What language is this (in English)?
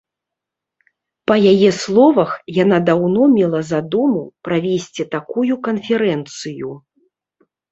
Belarusian